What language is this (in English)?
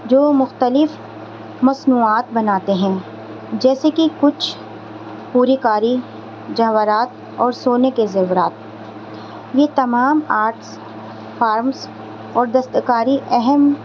Urdu